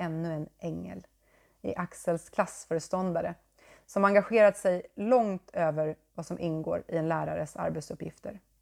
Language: Swedish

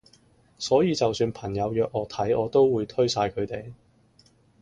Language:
Cantonese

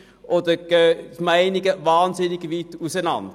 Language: Swiss German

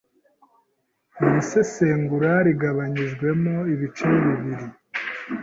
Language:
Kinyarwanda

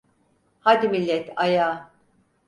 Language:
Turkish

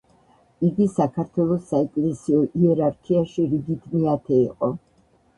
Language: Georgian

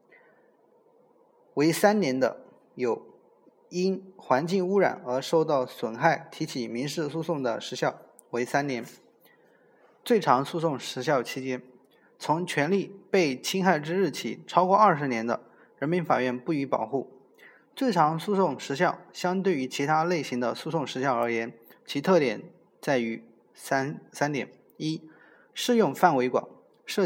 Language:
Chinese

